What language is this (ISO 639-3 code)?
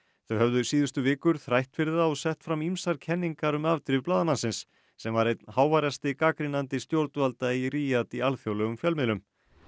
isl